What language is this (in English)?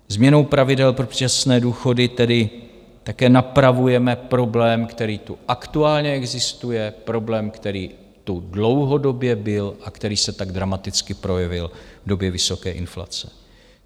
Czech